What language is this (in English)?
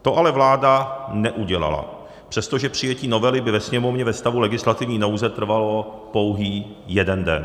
Czech